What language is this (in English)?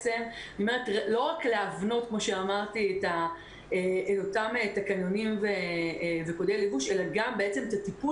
Hebrew